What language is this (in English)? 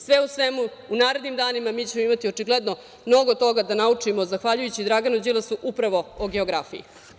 Serbian